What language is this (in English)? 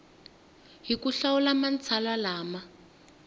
Tsonga